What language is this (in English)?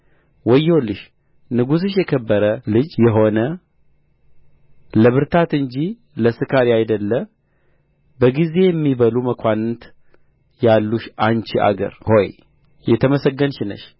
Amharic